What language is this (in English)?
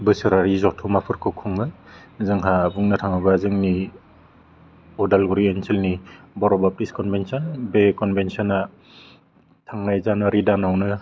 Bodo